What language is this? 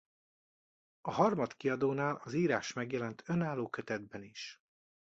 Hungarian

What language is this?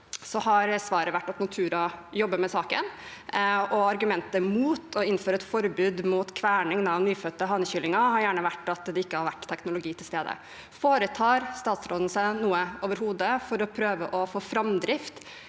Norwegian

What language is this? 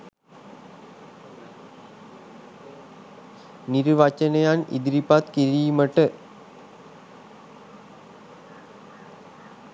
Sinhala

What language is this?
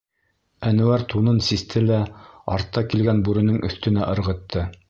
Bashkir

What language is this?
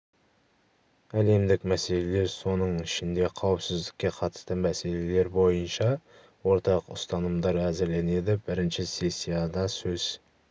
Kazakh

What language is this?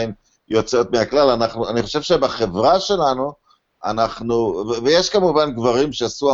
Hebrew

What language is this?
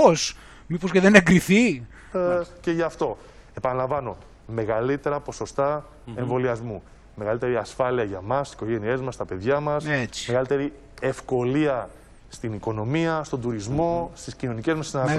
Greek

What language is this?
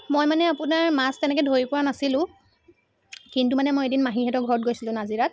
Assamese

